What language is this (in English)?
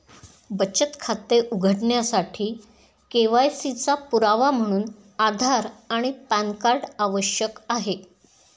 Marathi